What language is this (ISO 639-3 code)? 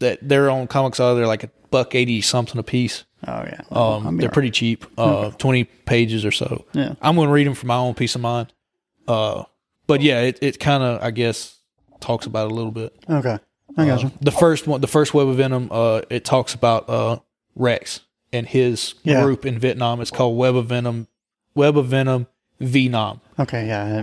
eng